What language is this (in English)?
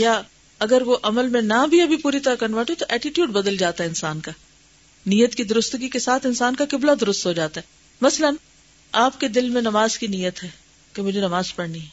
Urdu